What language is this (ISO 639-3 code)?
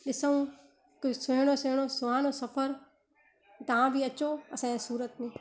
snd